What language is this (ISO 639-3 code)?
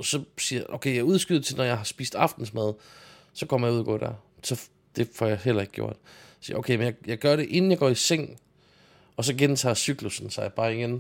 dan